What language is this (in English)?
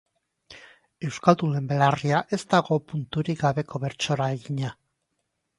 Basque